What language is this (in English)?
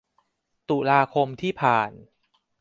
Thai